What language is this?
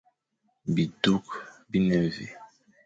Fang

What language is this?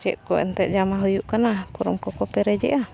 Santali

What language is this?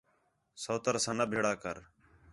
Khetrani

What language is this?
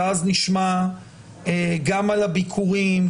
Hebrew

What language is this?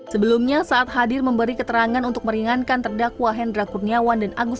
Indonesian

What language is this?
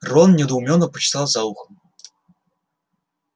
Russian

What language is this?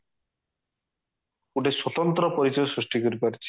Odia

